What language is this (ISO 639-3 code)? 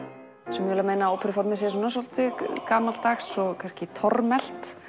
isl